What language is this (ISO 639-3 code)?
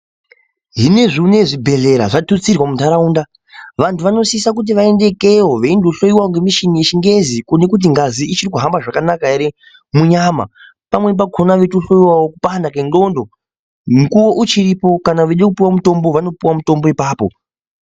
ndc